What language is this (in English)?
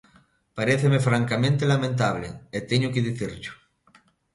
Galician